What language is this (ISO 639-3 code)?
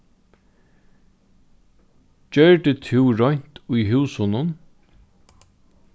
fao